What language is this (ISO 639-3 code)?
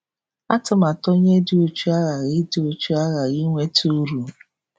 ibo